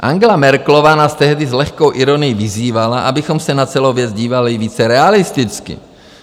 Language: Czech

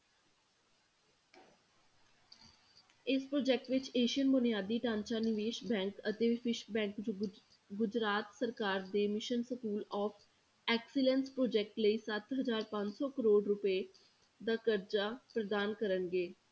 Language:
Punjabi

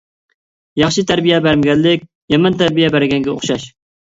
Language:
Uyghur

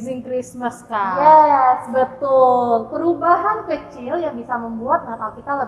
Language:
Indonesian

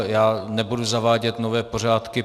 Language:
Czech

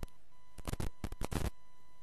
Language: Hebrew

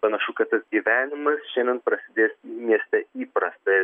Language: Lithuanian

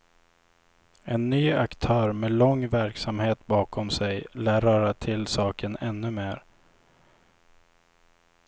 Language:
Swedish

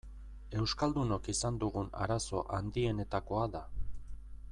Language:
Basque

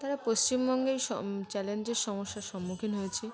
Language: Bangla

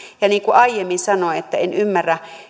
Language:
Finnish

